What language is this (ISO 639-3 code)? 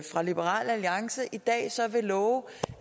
dan